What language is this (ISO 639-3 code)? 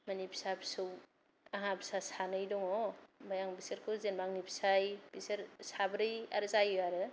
brx